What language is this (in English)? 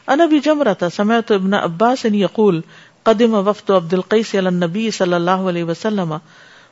Urdu